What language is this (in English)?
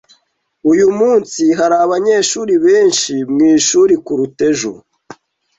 Kinyarwanda